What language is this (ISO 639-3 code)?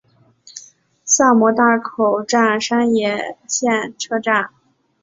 zho